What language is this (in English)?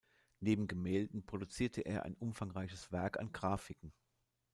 German